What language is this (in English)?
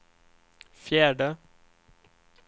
Swedish